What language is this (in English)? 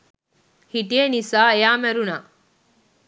Sinhala